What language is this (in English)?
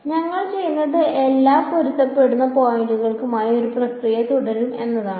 Malayalam